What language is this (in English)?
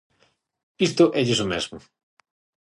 Galician